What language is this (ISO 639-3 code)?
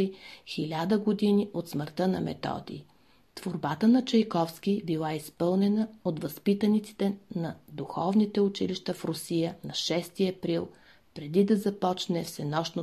bul